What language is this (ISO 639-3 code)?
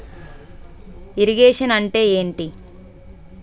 tel